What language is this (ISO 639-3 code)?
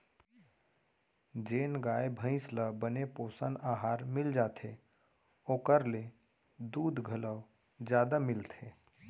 hne